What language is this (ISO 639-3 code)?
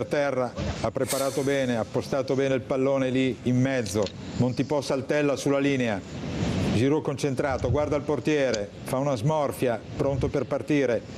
ita